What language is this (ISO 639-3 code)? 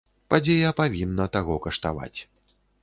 bel